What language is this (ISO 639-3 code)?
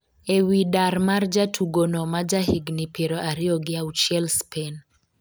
luo